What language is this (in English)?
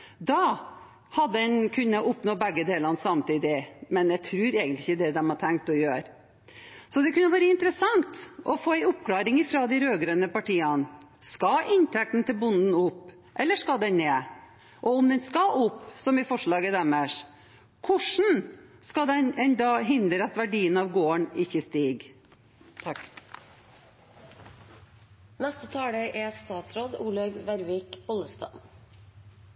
Norwegian Bokmål